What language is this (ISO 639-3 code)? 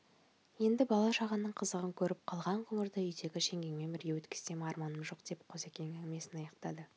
kaz